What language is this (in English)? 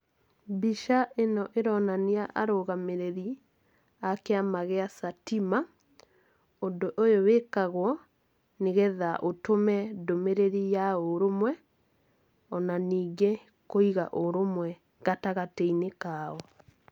Kikuyu